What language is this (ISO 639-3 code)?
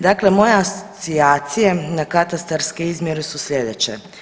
hrv